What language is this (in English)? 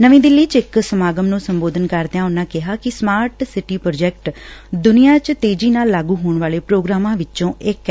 Punjabi